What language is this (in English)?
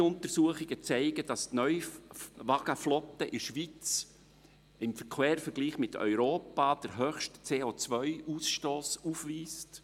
Swiss German